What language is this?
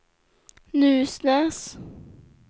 Swedish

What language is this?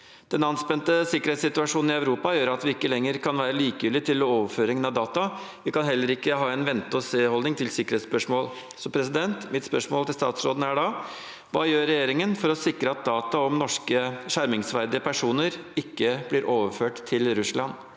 Norwegian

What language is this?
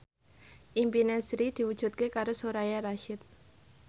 Javanese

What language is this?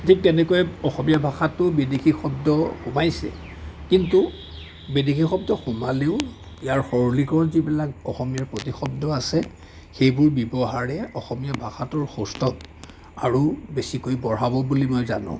Assamese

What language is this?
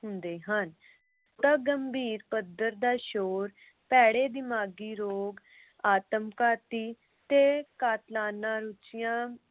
Punjabi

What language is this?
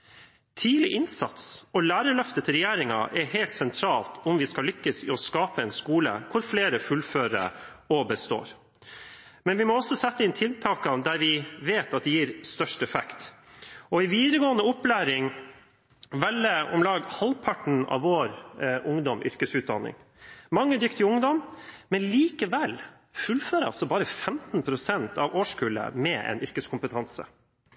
Norwegian Bokmål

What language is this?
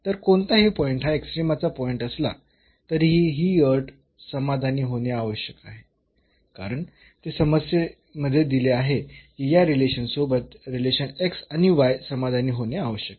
Marathi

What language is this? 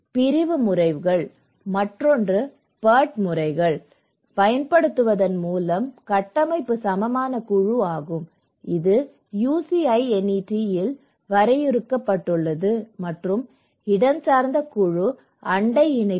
Tamil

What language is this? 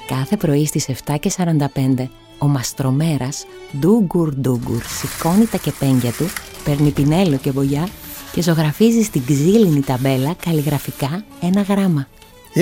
Greek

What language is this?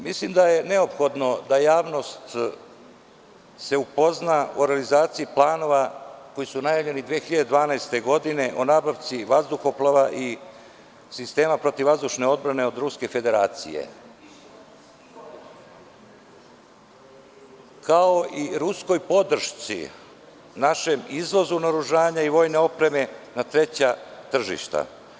Serbian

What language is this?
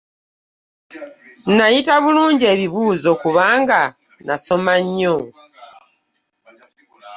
Ganda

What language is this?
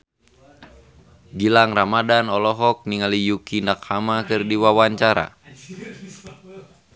Sundanese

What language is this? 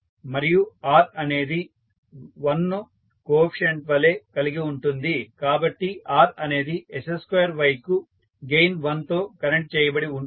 Telugu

